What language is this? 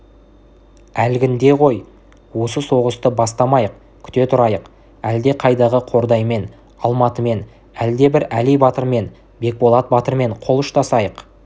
Kazakh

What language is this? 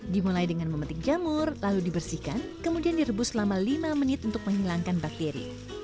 Indonesian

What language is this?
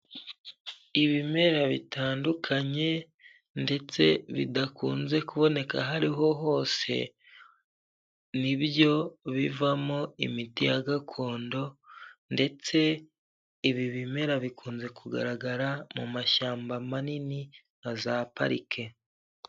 Kinyarwanda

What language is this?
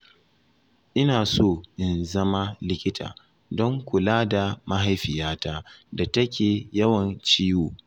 Hausa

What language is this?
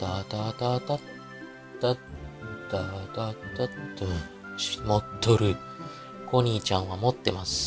Japanese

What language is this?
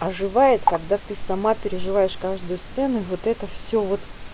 Russian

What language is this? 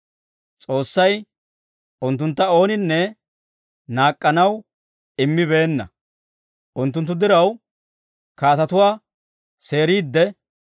Dawro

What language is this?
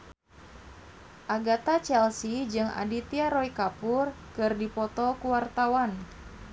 Sundanese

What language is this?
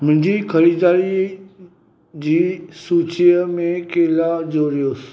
Sindhi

